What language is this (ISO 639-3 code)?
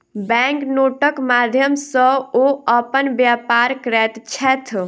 mai